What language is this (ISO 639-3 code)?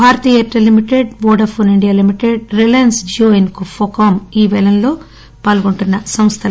tel